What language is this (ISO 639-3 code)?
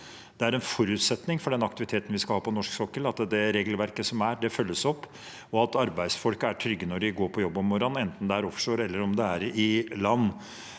nor